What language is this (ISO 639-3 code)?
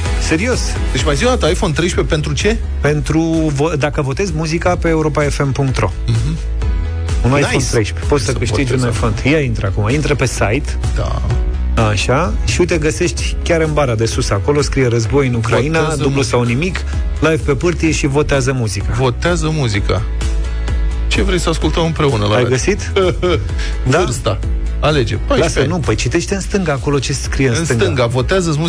ron